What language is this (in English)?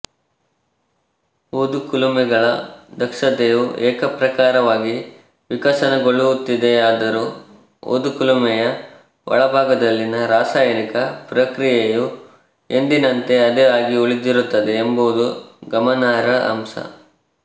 Kannada